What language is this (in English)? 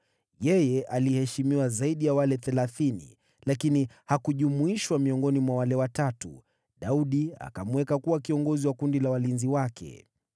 Swahili